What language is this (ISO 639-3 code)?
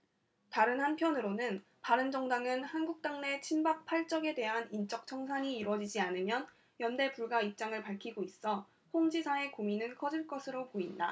kor